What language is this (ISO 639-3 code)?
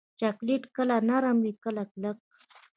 pus